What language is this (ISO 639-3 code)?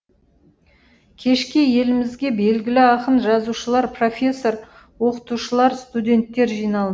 kaz